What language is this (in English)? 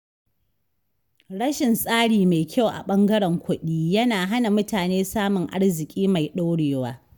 Hausa